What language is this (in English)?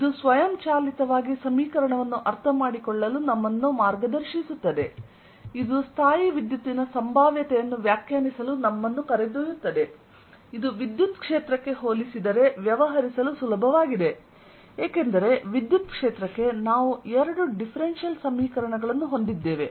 Kannada